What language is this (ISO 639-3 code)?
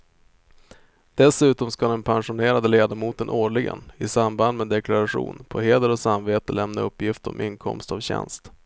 swe